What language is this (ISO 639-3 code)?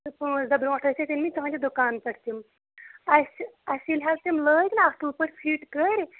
kas